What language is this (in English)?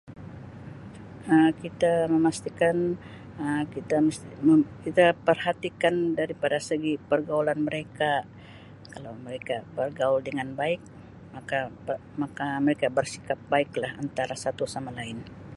Sabah Malay